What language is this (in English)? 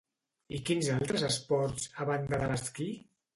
Catalan